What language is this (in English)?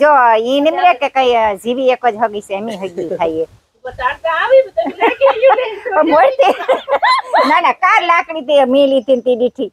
Gujarati